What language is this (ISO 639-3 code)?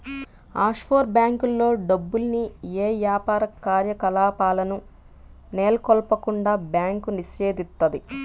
tel